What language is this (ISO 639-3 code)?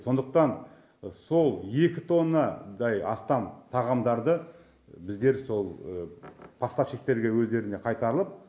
kaz